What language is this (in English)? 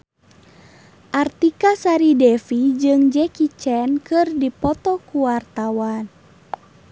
Sundanese